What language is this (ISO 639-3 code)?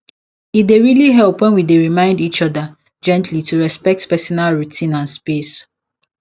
pcm